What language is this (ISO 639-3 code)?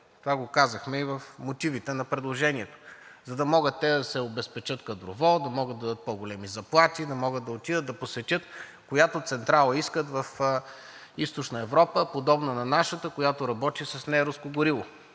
bul